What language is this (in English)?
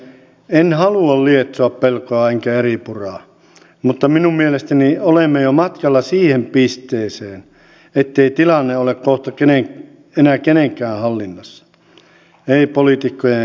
Finnish